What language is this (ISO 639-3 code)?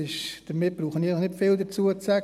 gsw